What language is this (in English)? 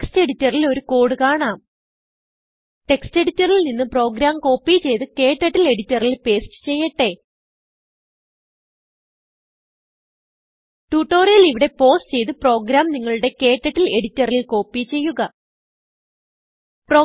Malayalam